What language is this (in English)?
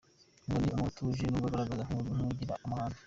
Kinyarwanda